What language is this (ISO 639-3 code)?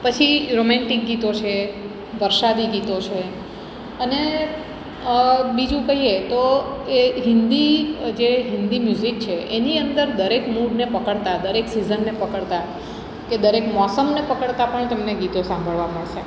guj